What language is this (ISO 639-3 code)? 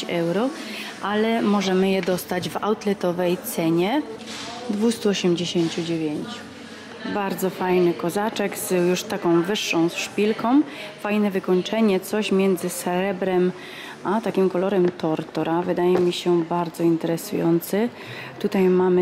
pol